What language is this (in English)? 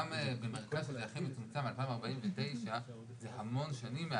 Hebrew